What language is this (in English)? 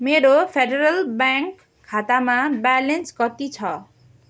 Nepali